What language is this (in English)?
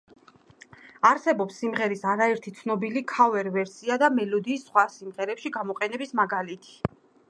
Georgian